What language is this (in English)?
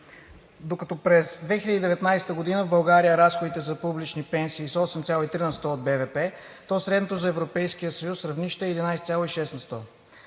Bulgarian